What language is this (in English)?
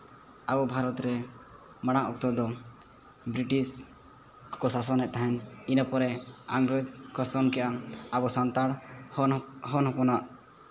Santali